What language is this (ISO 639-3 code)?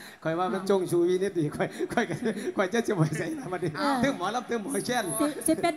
tha